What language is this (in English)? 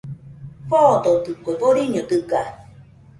Nüpode Huitoto